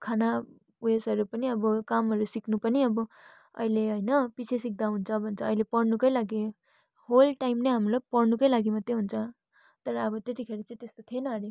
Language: Nepali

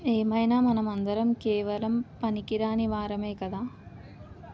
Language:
Telugu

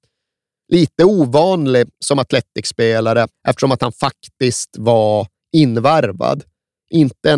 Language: Swedish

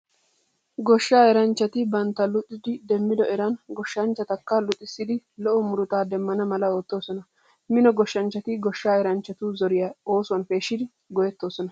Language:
Wolaytta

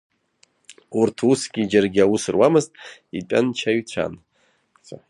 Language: Abkhazian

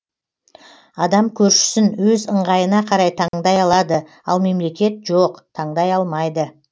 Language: Kazakh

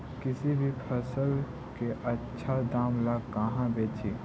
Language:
Magahi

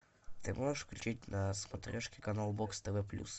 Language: Russian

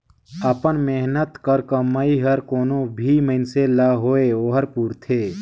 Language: Chhattisgarhi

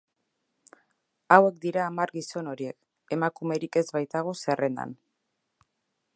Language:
Basque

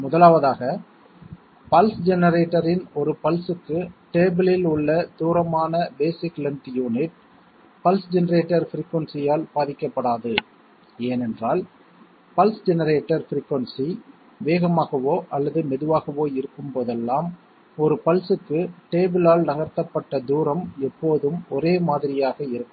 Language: Tamil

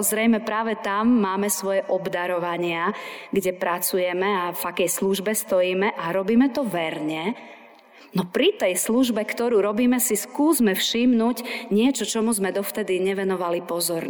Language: Slovak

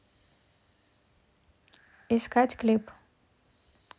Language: Russian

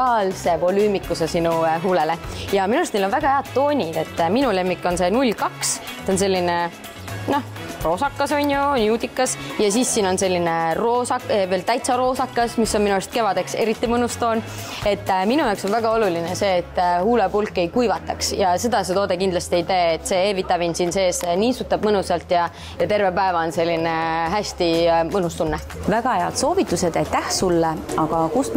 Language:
Finnish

